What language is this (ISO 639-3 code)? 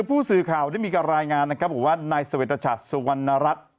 tha